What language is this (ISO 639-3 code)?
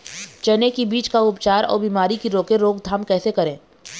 hne